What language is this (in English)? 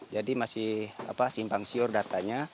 Indonesian